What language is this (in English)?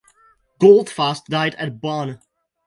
English